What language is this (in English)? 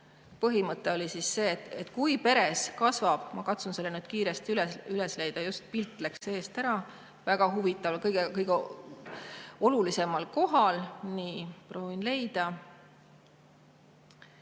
Estonian